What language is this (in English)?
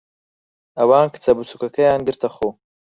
Central Kurdish